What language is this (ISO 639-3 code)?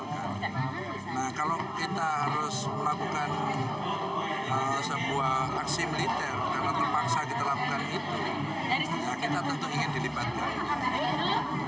ind